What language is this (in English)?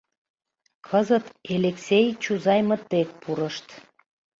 Mari